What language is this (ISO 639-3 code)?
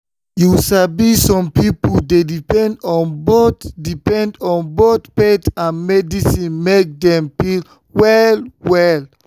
pcm